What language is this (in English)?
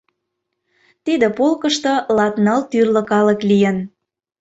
Mari